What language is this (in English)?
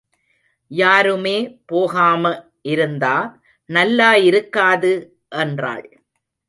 Tamil